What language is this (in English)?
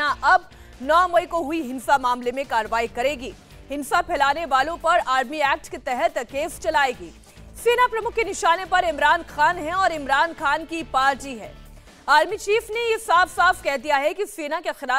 Hindi